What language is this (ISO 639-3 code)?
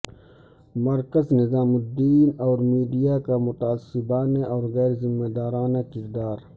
urd